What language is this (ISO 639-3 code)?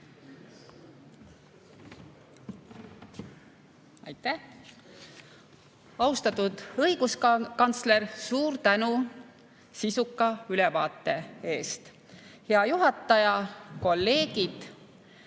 est